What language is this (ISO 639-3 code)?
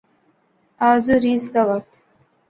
urd